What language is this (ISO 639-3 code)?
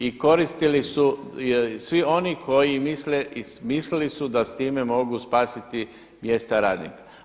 hrv